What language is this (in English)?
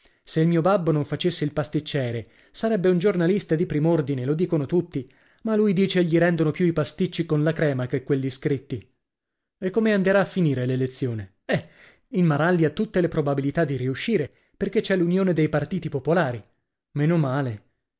Italian